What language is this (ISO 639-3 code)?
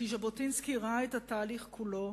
heb